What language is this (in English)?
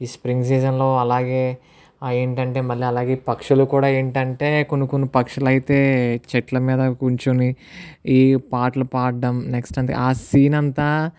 Telugu